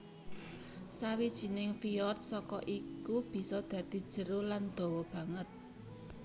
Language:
Javanese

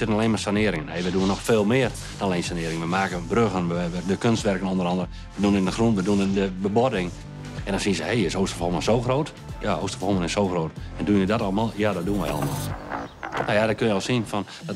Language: Dutch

